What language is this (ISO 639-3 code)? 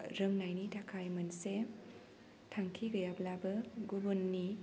brx